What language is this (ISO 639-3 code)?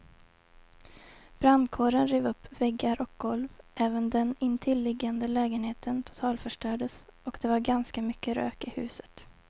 swe